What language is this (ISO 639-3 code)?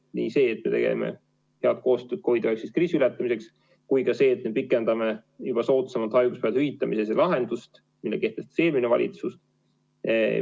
est